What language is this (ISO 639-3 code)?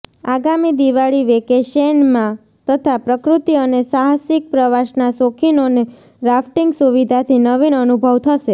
guj